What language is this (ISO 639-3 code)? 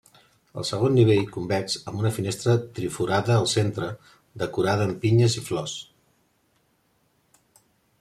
cat